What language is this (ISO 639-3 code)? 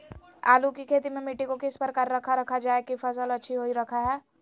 mag